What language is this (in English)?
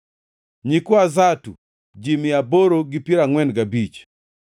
Luo (Kenya and Tanzania)